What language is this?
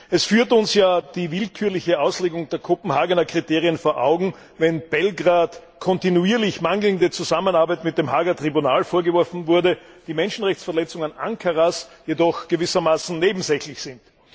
German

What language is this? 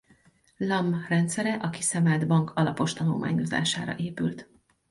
Hungarian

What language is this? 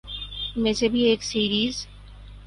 Urdu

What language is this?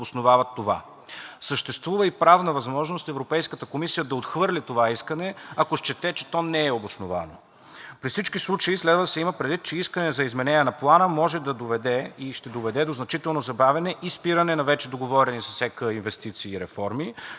Bulgarian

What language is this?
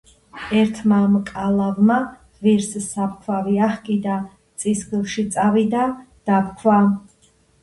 Georgian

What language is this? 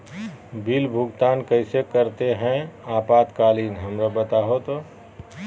Magahi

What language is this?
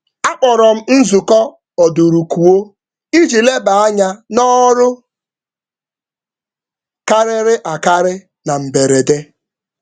Igbo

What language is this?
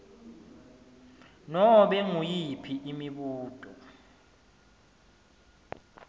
Swati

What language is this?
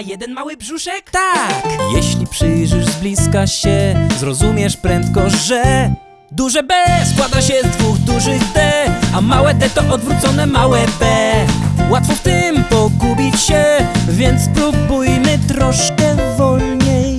Polish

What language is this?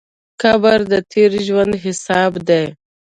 Pashto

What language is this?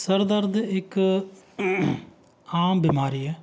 Punjabi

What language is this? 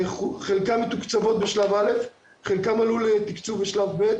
Hebrew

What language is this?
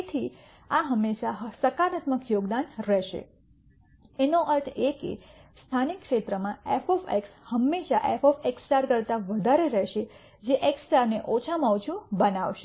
Gujarati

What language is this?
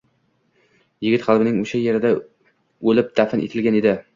Uzbek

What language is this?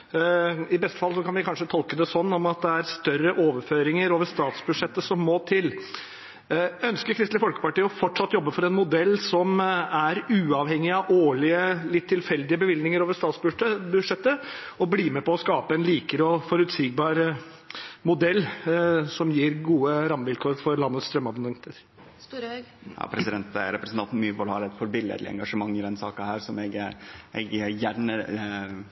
Norwegian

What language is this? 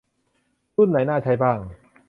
Thai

